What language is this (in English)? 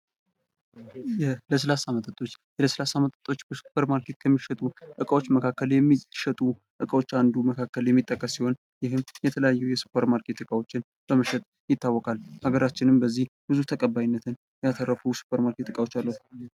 Amharic